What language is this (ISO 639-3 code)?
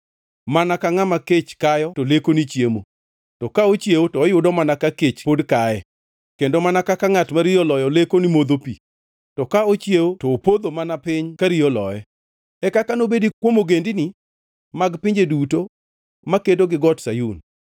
luo